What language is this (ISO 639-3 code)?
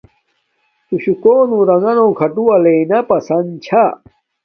dmk